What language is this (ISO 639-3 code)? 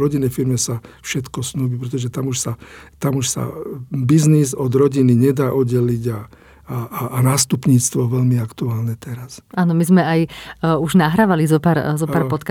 slk